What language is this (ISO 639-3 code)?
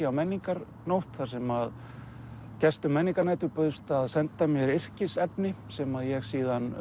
isl